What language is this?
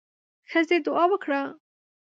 Pashto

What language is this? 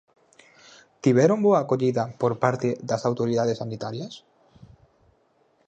Galician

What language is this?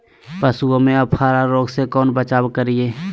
Magahi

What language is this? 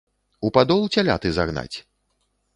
Belarusian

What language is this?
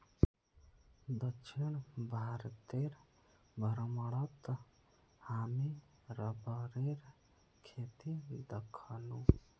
Magahi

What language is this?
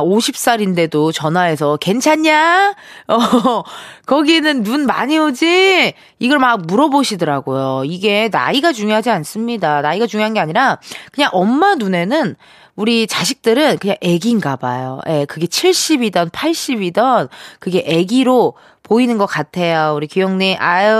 Korean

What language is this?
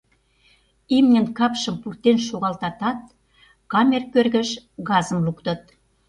Mari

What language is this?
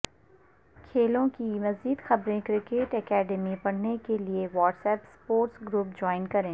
Urdu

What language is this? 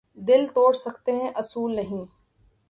Urdu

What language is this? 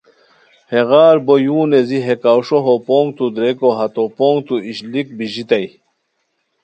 Khowar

